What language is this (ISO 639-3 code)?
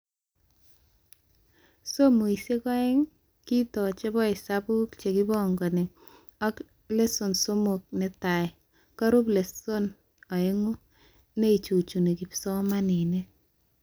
kln